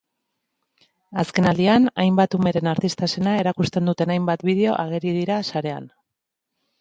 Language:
Basque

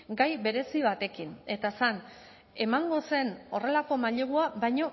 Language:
Basque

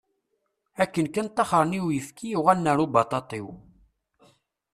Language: Kabyle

